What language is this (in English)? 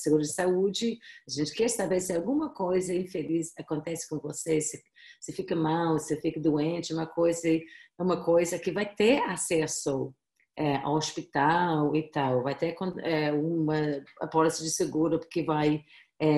Portuguese